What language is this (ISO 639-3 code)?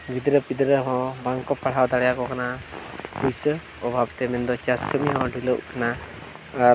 sat